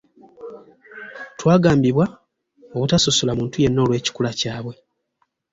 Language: Ganda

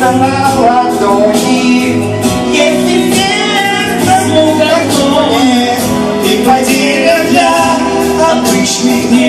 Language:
Ukrainian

